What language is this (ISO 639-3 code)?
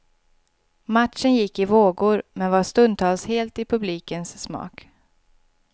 swe